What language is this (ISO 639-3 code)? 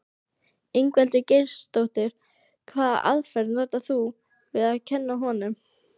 isl